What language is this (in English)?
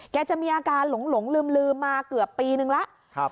Thai